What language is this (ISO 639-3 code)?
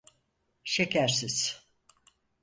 tur